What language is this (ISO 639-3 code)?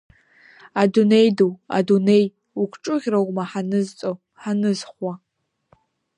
abk